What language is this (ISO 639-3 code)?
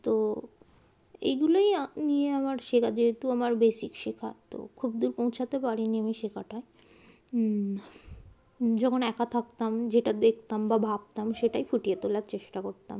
ben